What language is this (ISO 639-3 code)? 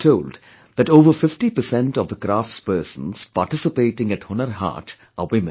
eng